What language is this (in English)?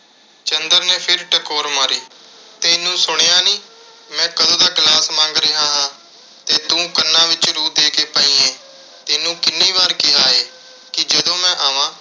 Punjabi